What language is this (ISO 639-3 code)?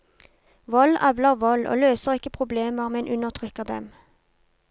nor